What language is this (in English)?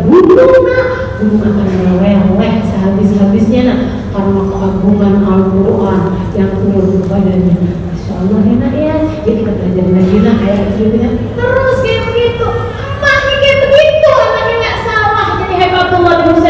Indonesian